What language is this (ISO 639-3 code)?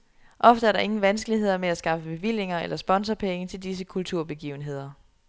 dan